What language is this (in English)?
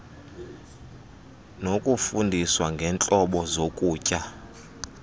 Xhosa